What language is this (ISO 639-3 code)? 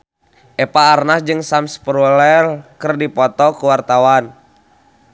sun